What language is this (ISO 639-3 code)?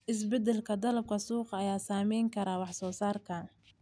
som